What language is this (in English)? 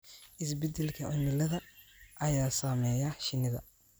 Somali